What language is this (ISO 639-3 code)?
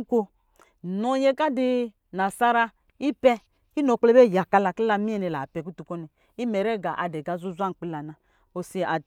mgi